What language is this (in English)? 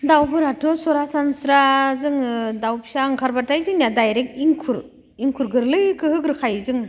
Bodo